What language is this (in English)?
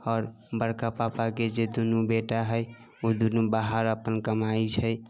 Maithili